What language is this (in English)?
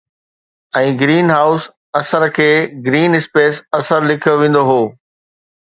Sindhi